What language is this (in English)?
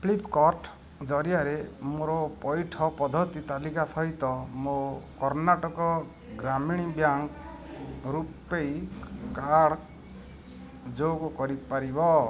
Odia